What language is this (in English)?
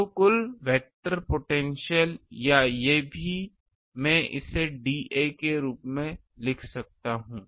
Hindi